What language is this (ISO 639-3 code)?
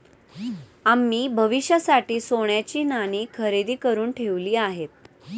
mar